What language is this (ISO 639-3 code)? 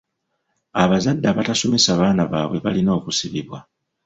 lug